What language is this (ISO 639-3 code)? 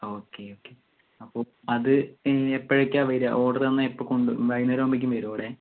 mal